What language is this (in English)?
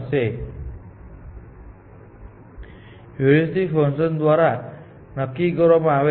Gujarati